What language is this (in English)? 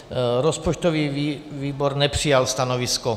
Czech